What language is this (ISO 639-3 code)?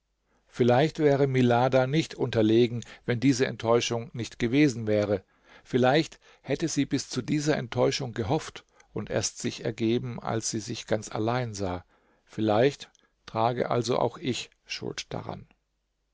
deu